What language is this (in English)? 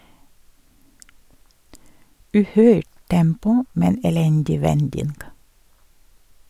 Norwegian